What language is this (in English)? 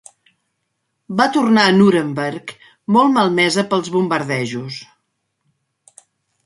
Catalan